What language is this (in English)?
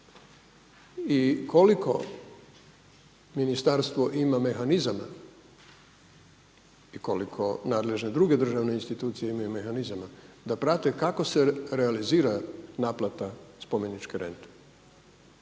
Croatian